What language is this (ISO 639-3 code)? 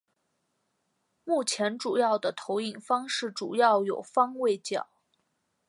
zho